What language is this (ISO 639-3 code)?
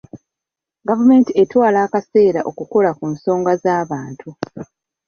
lug